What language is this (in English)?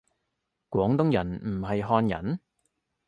Cantonese